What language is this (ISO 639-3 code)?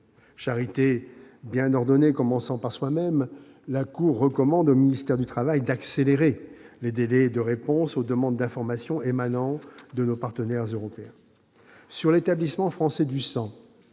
fra